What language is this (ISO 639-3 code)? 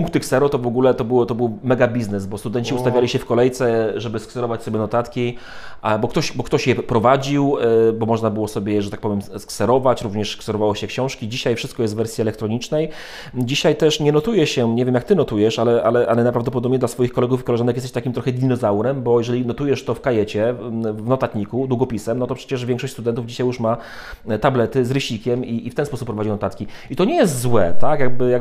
pol